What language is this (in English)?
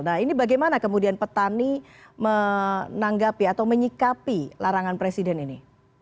Indonesian